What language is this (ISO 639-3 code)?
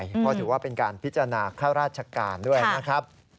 tha